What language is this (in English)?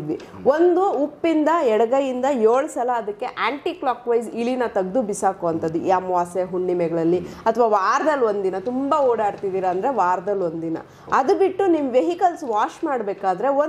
Kannada